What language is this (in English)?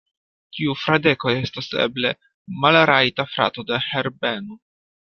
Esperanto